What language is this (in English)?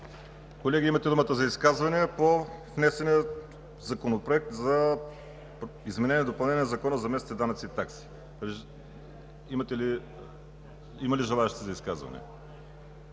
Bulgarian